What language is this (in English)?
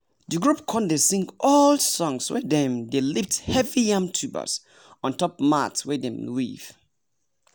Nigerian Pidgin